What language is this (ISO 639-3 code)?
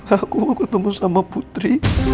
ind